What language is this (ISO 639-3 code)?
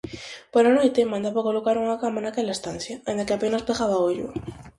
glg